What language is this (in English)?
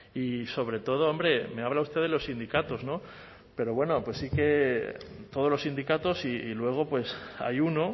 Spanish